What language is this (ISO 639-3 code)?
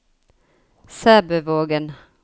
nor